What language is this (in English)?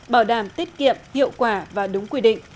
Vietnamese